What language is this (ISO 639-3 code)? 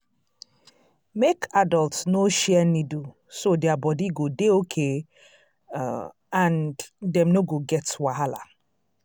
pcm